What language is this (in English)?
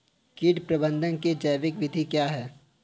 Hindi